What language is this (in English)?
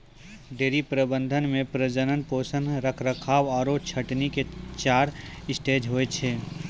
Maithili